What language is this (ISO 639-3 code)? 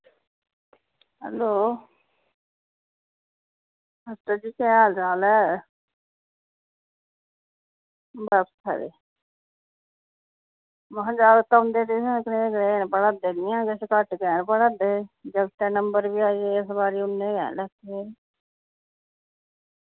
doi